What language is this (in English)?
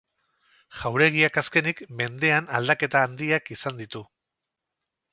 Basque